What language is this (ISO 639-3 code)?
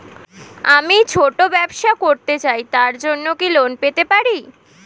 ben